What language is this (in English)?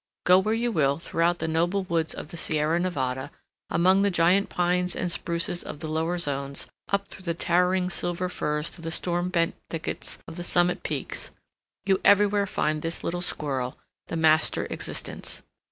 English